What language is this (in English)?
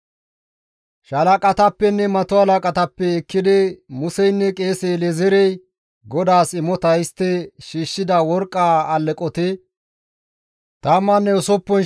Gamo